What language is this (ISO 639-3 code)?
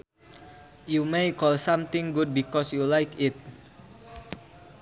sun